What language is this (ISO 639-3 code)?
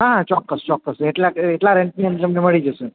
guj